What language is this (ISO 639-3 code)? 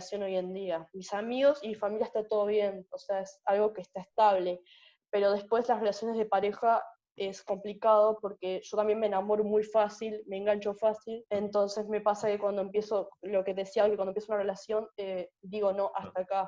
spa